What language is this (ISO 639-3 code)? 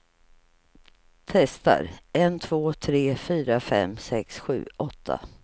swe